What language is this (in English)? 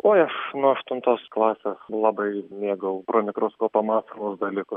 Lithuanian